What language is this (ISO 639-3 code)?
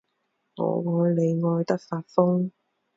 zho